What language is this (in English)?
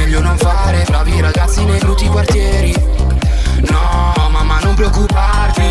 Italian